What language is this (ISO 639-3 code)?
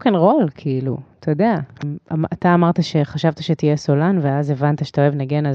heb